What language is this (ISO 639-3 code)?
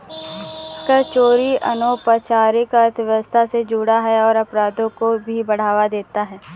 hin